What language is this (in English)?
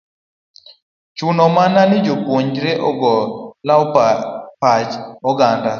Luo (Kenya and Tanzania)